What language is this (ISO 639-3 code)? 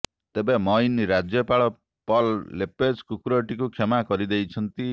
ori